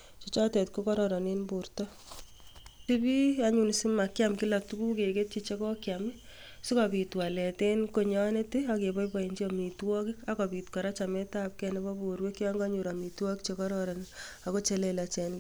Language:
Kalenjin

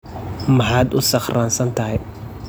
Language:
Somali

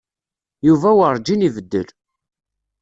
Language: Kabyle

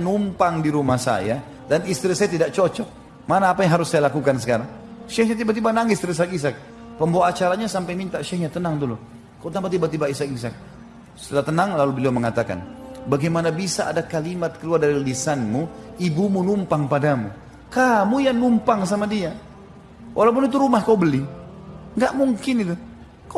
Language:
Indonesian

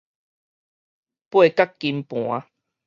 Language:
Min Nan Chinese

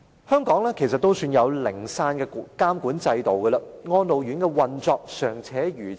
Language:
Cantonese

